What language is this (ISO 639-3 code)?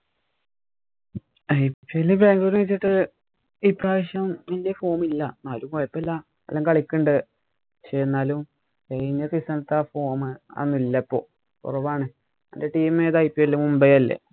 mal